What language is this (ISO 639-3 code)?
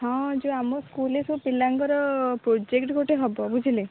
ori